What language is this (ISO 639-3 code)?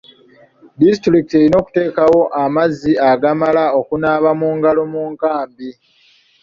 lug